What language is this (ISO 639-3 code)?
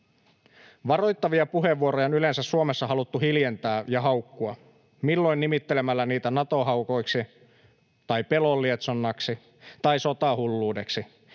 fin